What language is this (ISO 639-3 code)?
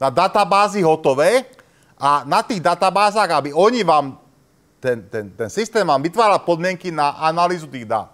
slk